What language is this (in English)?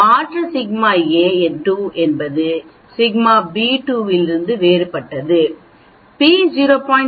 Tamil